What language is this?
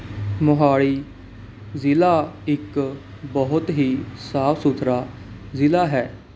Punjabi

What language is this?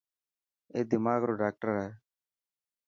Dhatki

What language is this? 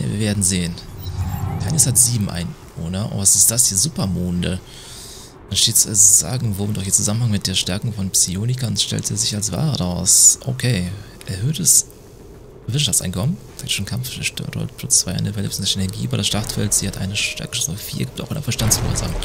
German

